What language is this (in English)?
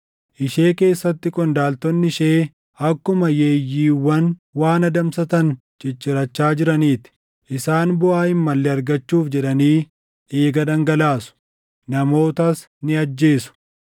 Oromo